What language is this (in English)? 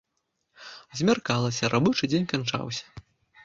Belarusian